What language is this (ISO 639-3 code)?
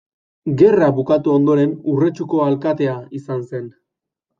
eus